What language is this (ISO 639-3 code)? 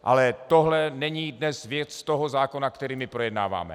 ces